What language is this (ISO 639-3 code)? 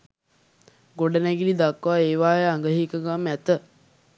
sin